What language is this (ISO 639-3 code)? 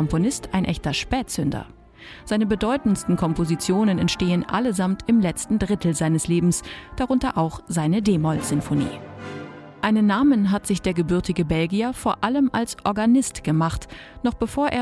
deu